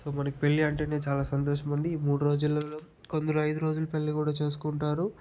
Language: Telugu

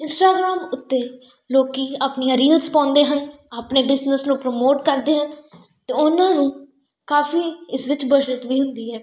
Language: Punjabi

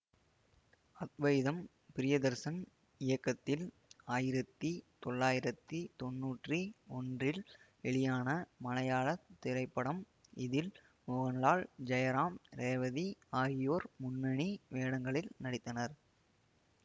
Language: Tamil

